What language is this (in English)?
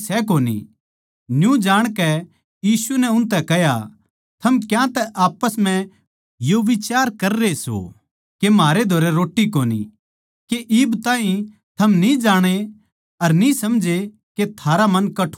Haryanvi